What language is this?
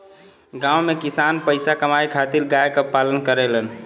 Bhojpuri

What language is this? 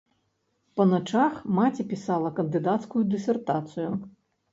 Belarusian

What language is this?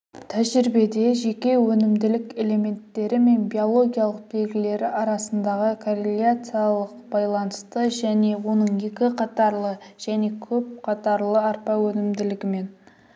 Kazakh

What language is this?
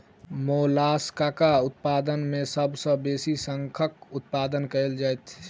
Maithili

